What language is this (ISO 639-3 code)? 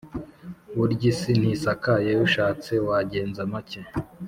kin